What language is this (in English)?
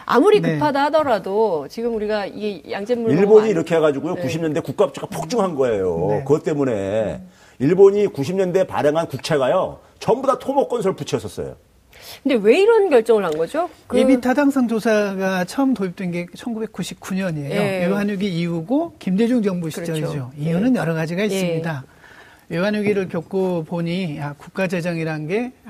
Korean